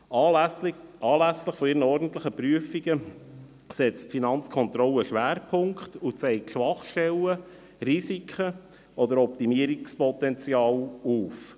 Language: Swiss German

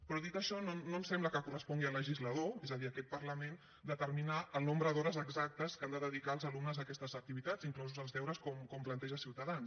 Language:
Catalan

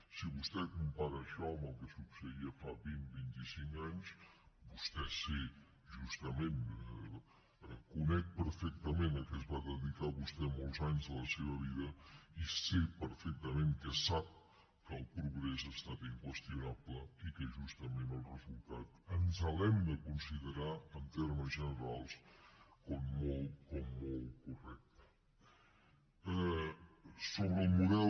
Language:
Catalan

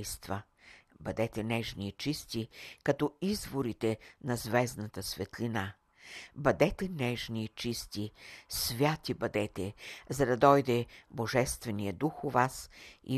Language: Bulgarian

